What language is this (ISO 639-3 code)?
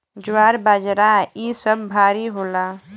bho